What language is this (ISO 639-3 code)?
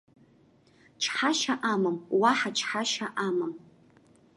abk